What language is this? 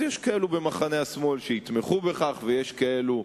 Hebrew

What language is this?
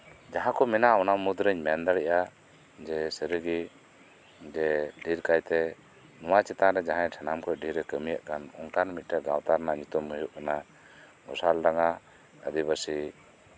Santali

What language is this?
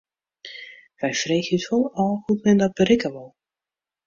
Western Frisian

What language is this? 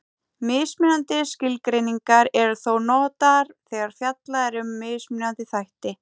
Icelandic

